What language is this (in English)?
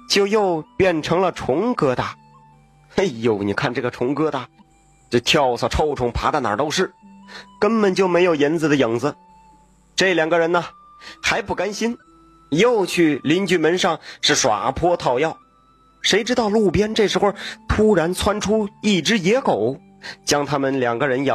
Chinese